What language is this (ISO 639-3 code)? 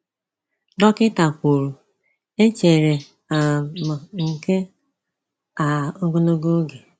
ibo